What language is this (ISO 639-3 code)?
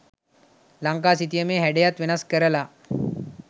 sin